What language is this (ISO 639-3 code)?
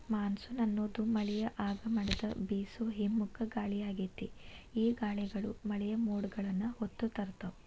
kan